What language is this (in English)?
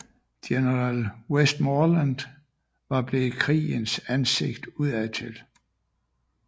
Danish